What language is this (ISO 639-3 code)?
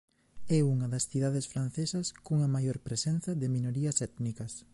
glg